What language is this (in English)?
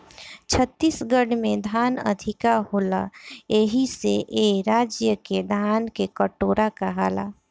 Bhojpuri